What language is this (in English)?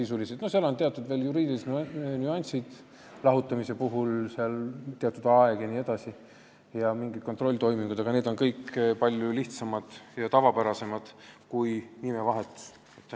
Estonian